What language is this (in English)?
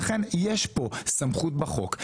Hebrew